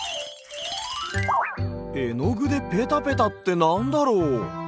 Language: Japanese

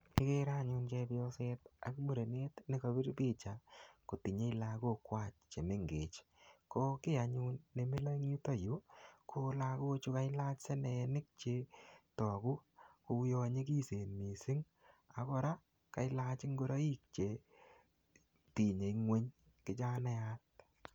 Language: Kalenjin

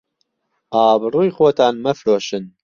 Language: Central Kurdish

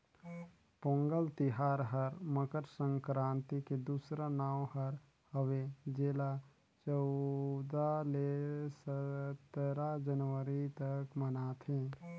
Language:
Chhattisgarhi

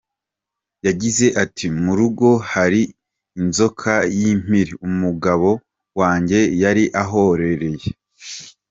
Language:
Kinyarwanda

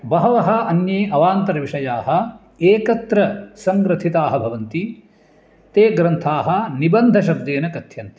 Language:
Sanskrit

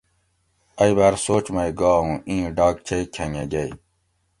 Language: Gawri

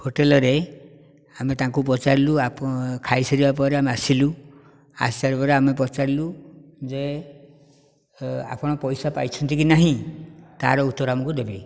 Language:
Odia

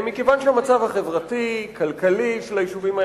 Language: Hebrew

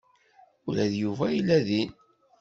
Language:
Kabyle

